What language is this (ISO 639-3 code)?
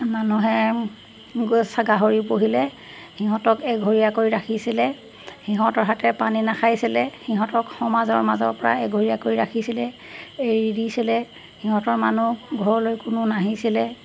asm